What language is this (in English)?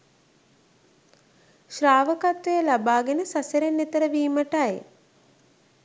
Sinhala